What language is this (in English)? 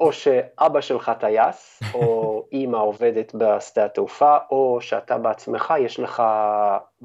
Hebrew